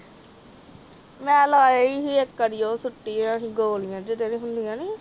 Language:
Punjabi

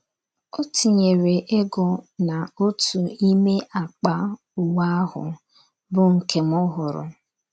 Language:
Igbo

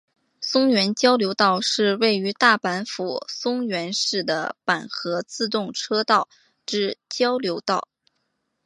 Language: Chinese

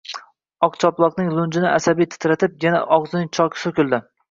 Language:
Uzbek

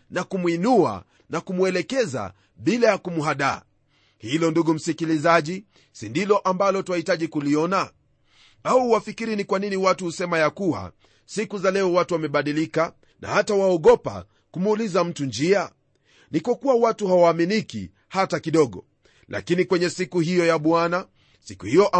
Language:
Swahili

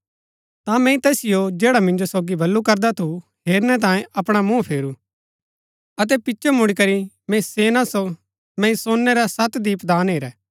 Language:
Gaddi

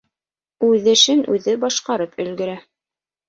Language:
Bashkir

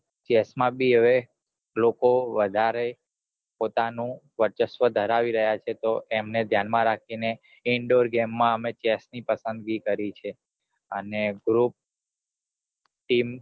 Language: Gujarati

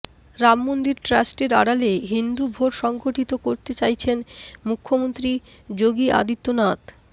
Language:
Bangla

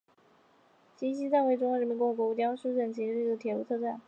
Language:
Chinese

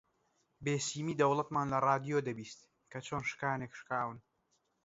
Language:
Central Kurdish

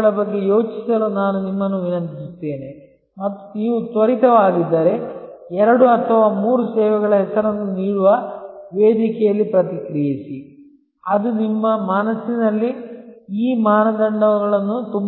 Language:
Kannada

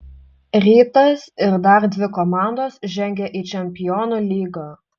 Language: Lithuanian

